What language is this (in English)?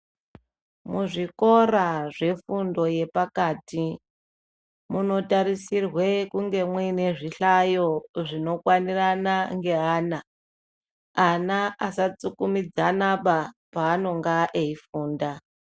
Ndau